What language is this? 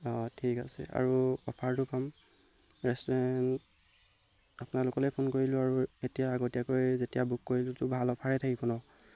Assamese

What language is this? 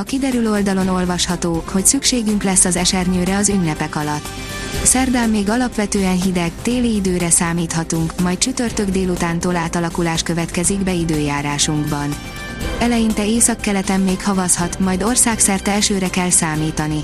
Hungarian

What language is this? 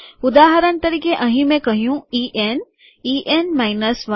Gujarati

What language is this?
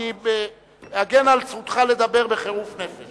Hebrew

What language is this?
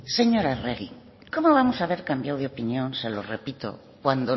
Spanish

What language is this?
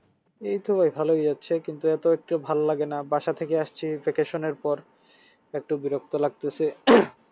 Bangla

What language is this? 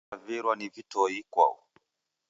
Taita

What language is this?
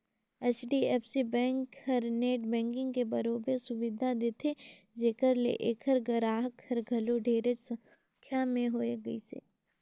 Chhattisgarhi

